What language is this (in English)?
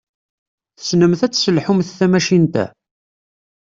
Kabyle